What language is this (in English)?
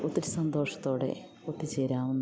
Malayalam